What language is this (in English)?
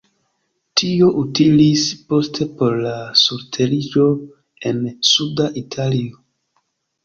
Esperanto